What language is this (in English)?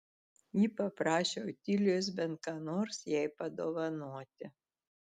Lithuanian